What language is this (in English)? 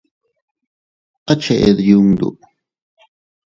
Teutila Cuicatec